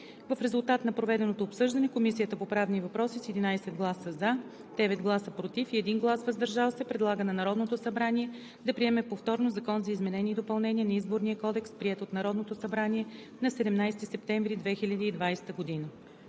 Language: Bulgarian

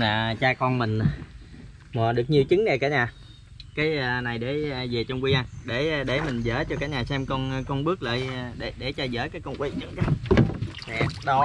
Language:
Vietnamese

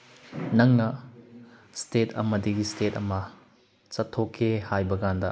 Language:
Manipuri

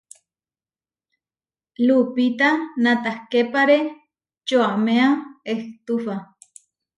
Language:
Huarijio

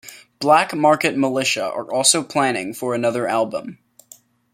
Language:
English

